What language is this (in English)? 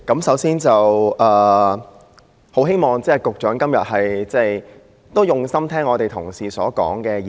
Cantonese